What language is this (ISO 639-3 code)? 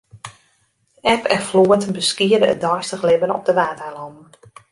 fry